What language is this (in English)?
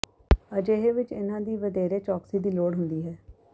Punjabi